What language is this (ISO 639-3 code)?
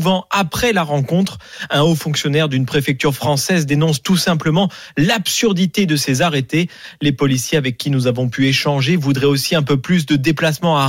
fra